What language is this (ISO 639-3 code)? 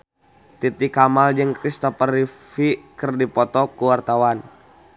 sun